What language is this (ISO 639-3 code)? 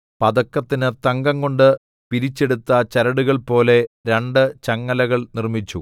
mal